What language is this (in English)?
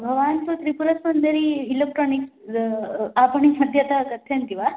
Sanskrit